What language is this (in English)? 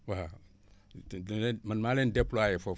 Wolof